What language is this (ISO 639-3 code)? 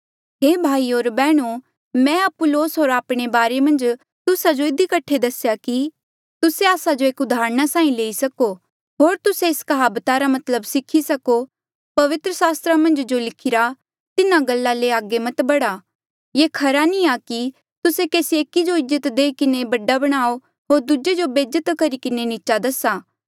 mjl